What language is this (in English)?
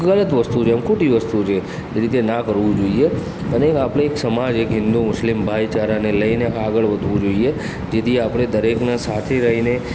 Gujarati